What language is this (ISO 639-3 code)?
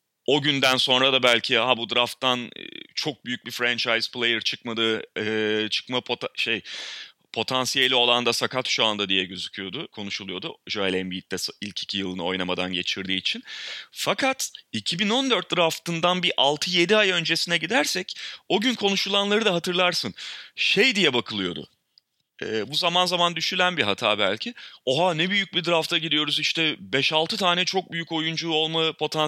tur